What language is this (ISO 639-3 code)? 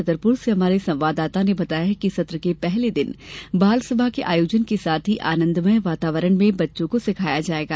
hin